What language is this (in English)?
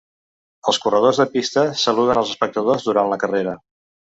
Catalan